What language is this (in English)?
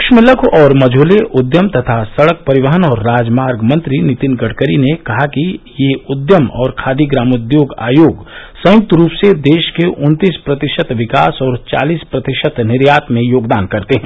Hindi